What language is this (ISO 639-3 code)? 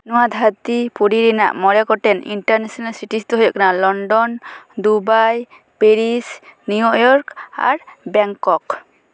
sat